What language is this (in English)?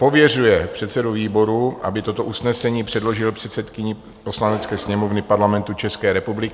Czech